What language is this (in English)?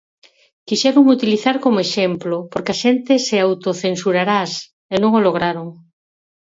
Galician